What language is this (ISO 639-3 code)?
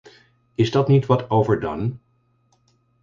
nld